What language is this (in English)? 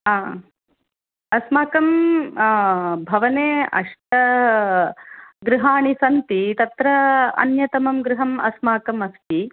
Sanskrit